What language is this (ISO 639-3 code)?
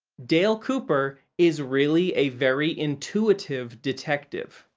eng